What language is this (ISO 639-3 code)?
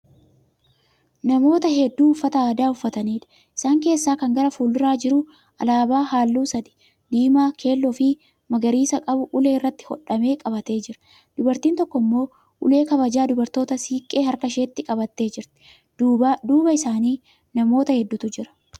orm